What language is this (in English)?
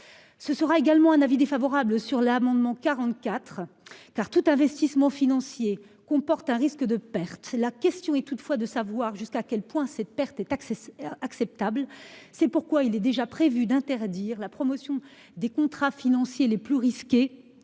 French